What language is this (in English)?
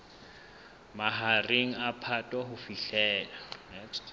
Southern Sotho